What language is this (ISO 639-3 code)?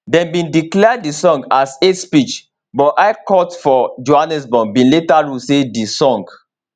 pcm